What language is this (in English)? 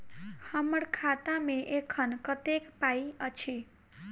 Maithili